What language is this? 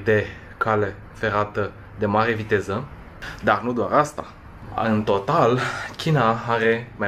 Romanian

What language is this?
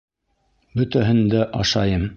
Bashkir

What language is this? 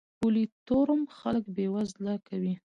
Pashto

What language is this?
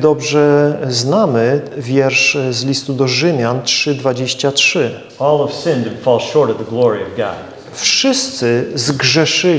Polish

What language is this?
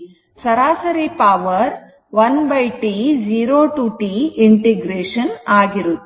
Kannada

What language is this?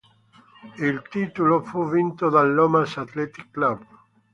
Italian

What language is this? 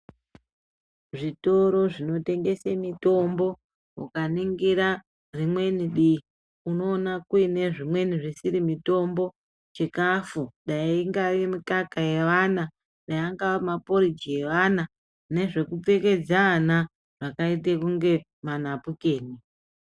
Ndau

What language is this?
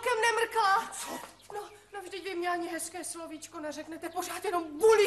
Czech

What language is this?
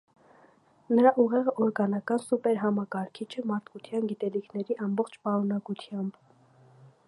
Armenian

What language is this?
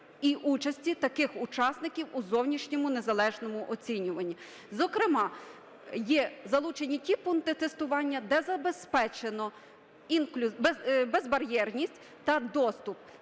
Ukrainian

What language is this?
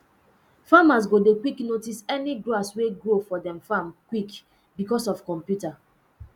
Nigerian Pidgin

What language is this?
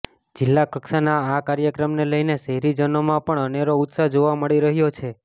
Gujarati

